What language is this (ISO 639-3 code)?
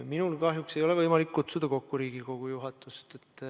est